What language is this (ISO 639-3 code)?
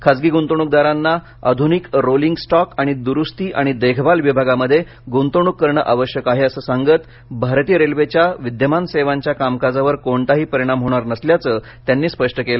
mar